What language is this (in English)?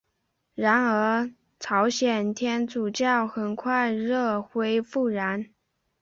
Chinese